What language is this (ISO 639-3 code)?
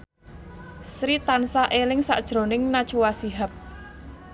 jav